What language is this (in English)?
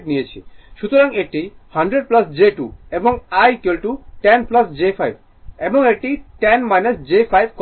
Bangla